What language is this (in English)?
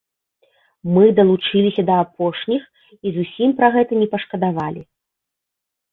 Belarusian